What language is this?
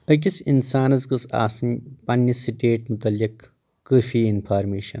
Kashmiri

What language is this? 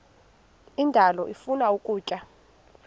Xhosa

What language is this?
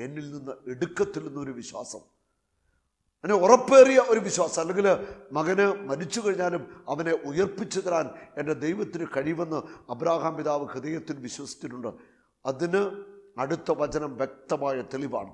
Malayalam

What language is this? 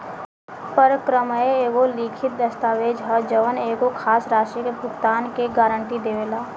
Bhojpuri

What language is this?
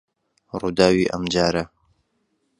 Central Kurdish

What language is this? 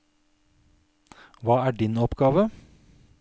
Norwegian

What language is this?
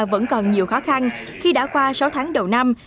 Vietnamese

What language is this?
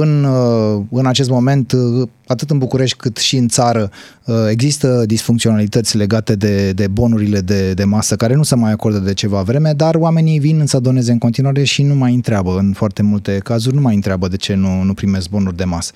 Romanian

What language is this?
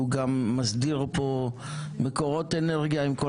Hebrew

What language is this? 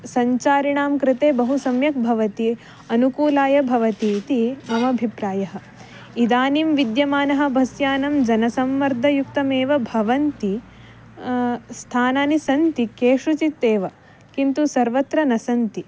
Sanskrit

